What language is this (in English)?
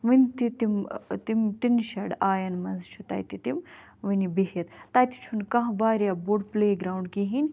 Kashmiri